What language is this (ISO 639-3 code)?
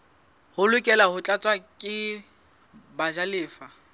sot